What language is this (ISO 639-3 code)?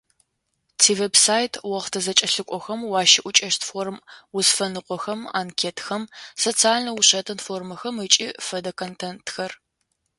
ady